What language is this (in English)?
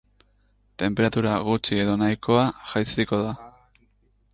Basque